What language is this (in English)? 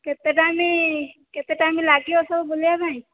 Odia